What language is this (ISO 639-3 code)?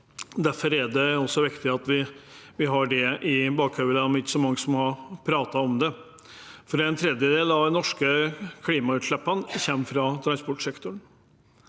nor